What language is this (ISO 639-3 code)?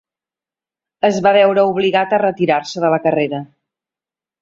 cat